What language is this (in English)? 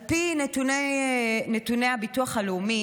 Hebrew